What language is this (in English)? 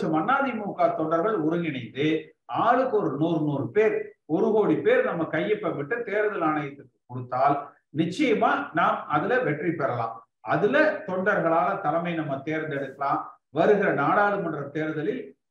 Tamil